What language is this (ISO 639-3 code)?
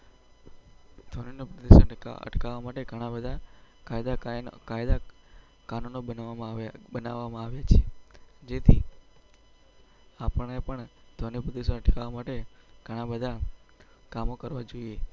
guj